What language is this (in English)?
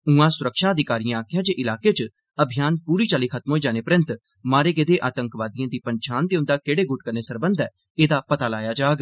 Dogri